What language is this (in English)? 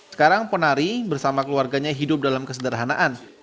Indonesian